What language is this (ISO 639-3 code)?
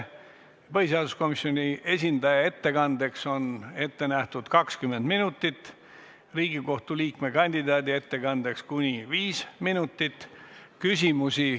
est